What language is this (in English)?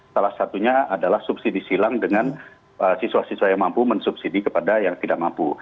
Indonesian